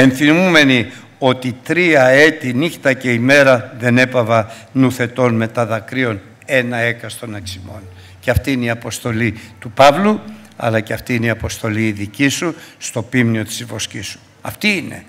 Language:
Greek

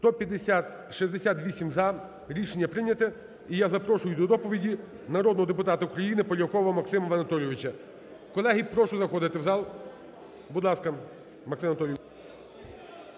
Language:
Ukrainian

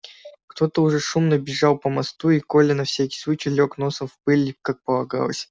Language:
Russian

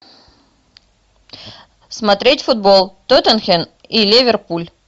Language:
Russian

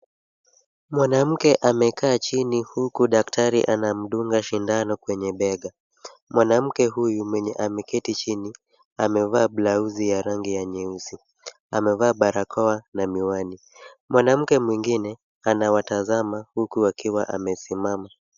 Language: Swahili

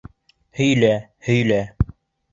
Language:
Bashkir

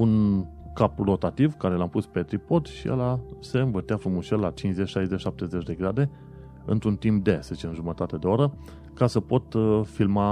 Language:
Romanian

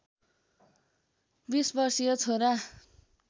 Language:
Nepali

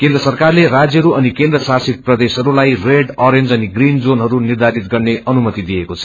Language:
Nepali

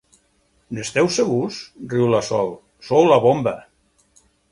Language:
Catalan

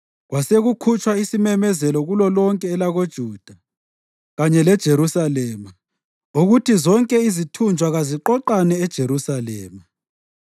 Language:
North Ndebele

